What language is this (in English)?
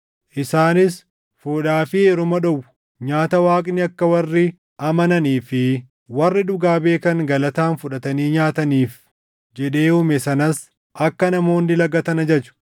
Oromo